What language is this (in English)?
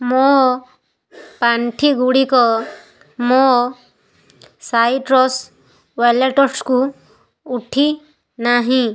Odia